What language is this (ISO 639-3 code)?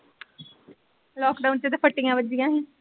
pan